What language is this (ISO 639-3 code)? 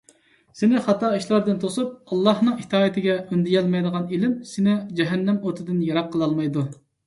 uig